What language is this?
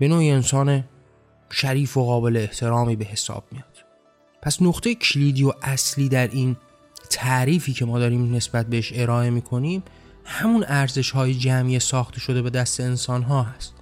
Persian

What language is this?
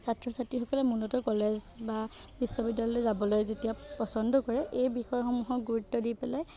Assamese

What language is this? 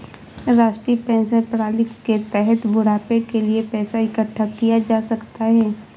Hindi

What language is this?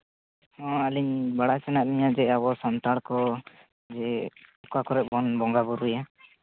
Santali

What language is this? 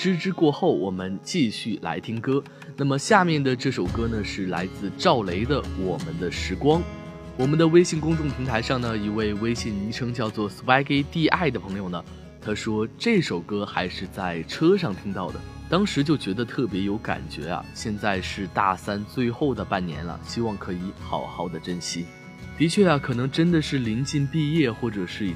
Chinese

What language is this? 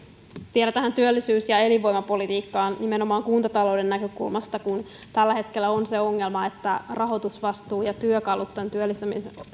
Finnish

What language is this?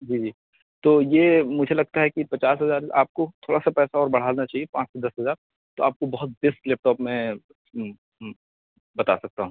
Urdu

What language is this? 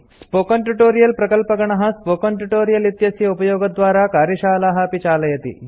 Sanskrit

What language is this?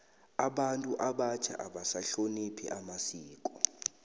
South Ndebele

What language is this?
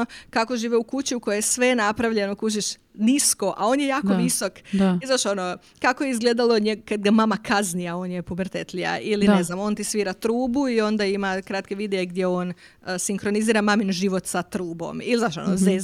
Croatian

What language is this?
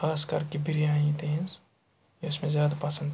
Kashmiri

